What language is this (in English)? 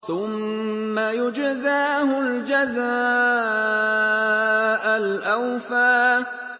Arabic